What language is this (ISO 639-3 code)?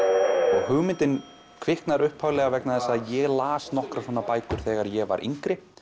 isl